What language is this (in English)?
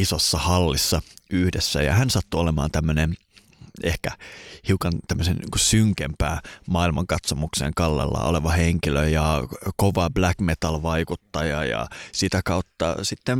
Finnish